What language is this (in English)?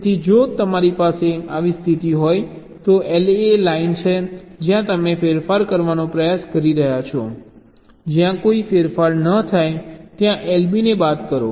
Gujarati